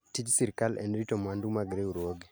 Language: Luo (Kenya and Tanzania)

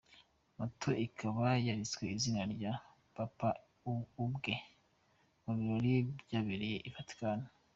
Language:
Kinyarwanda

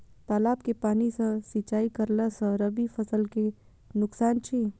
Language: Maithili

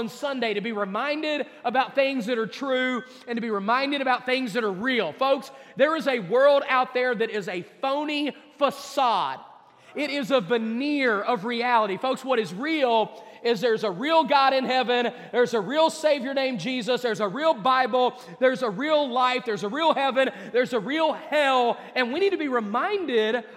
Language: English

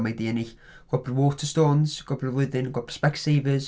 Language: Welsh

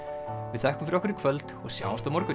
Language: Icelandic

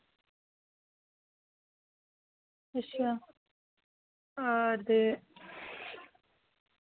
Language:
Dogri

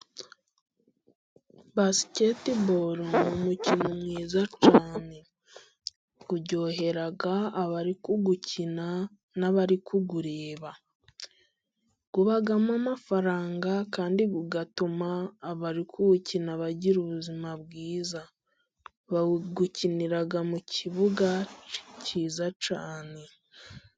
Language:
Kinyarwanda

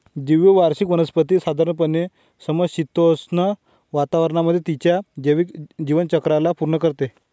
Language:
Marathi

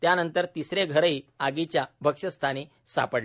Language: Marathi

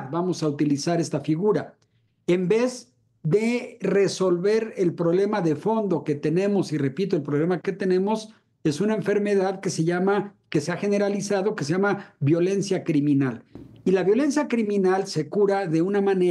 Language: Spanish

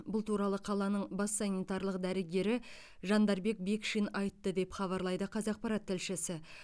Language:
Kazakh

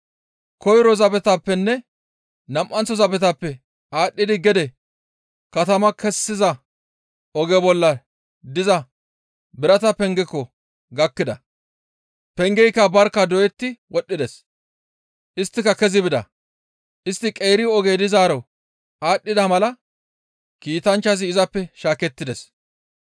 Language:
Gamo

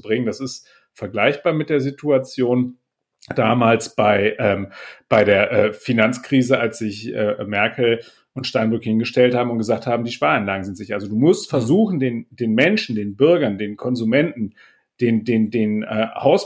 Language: German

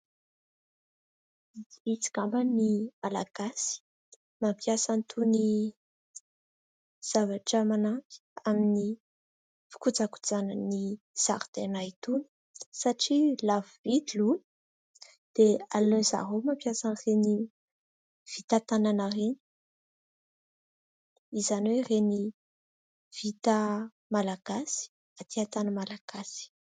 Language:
Malagasy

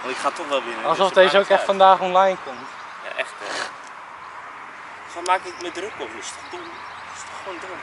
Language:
Dutch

